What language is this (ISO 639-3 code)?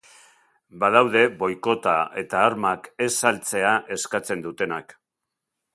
eus